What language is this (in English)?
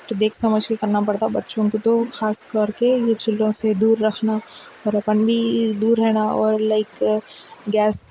Urdu